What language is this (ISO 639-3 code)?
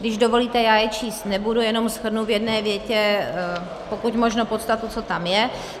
ces